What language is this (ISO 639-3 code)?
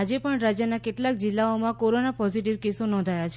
guj